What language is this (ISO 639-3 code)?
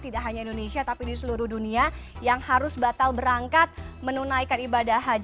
ind